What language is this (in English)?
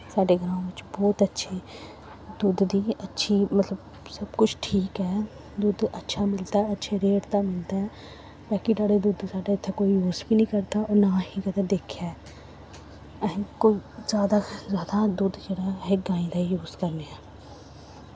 Dogri